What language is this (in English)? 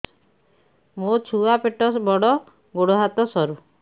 Odia